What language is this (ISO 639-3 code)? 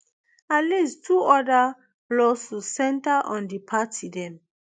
pcm